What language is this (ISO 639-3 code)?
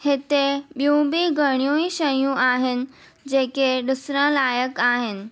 snd